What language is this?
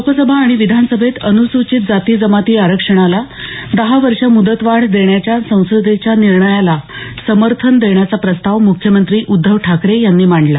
Marathi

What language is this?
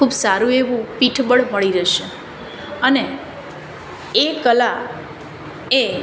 Gujarati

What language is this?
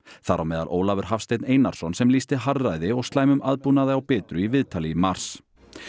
Icelandic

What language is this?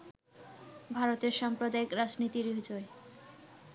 Bangla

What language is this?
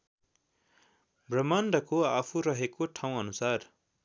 Nepali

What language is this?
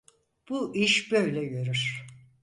Turkish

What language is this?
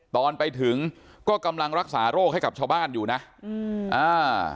Thai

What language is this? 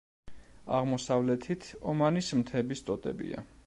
Georgian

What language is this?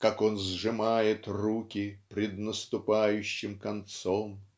Russian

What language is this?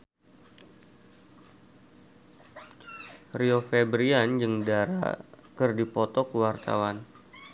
Sundanese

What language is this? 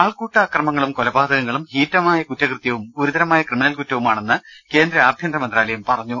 Malayalam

